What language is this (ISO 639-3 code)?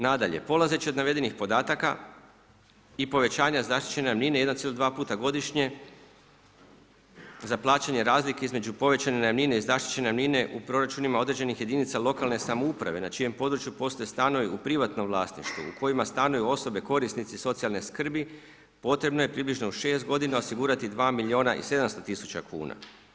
hrv